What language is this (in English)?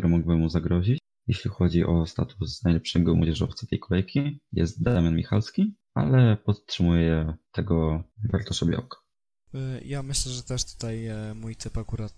Polish